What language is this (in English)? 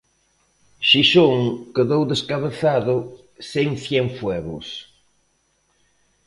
Galician